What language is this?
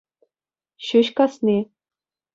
Chuvash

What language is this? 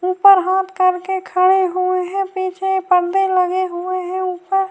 Urdu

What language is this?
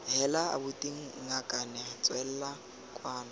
Tswana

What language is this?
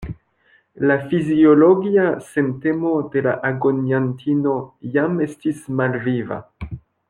Esperanto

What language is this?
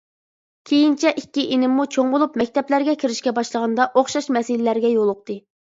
Uyghur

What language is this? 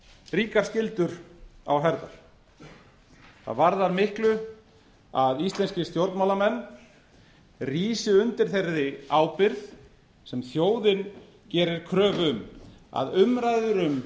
Icelandic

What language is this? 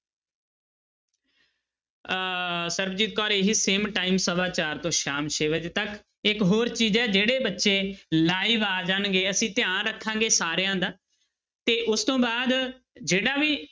Punjabi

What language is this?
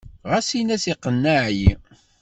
Kabyle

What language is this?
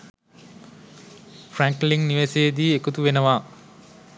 Sinhala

